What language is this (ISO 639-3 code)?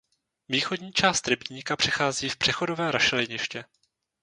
ces